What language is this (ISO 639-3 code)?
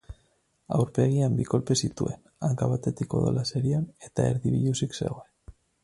eus